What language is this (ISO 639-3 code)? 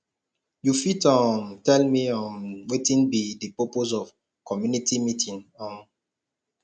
pcm